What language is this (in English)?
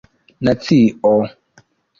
Esperanto